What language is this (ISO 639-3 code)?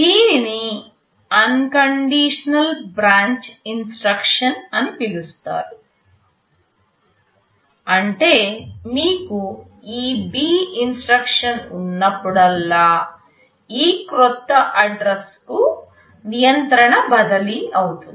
tel